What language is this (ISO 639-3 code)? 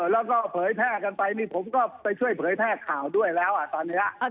tha